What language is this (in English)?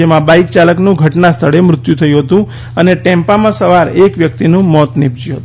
Gujarati